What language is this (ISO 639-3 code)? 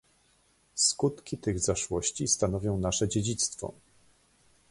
pol